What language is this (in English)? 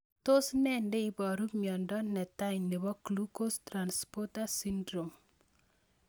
Kalenjin